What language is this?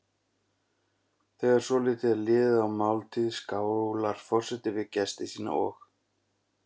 Icelandic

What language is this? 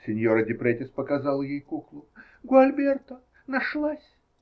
Russian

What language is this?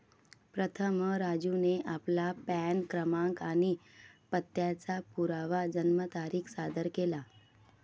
Marathi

